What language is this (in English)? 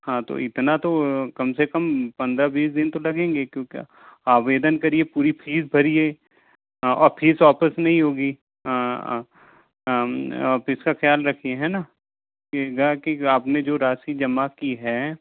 Hindi